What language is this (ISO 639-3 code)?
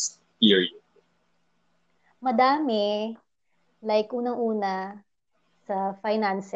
fil